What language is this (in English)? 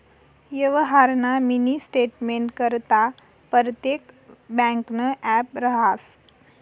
Marathi